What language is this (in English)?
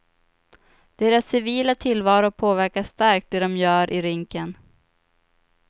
Swedish